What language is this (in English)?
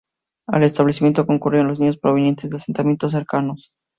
Spanish